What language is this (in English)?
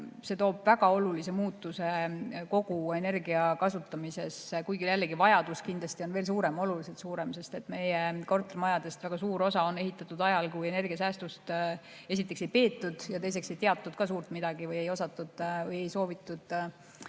Estonian